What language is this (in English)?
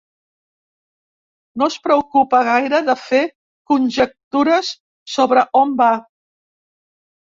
Catalan